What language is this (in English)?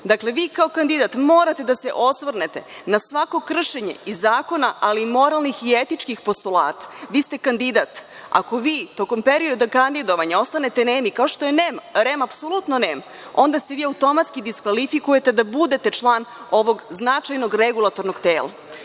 Serbian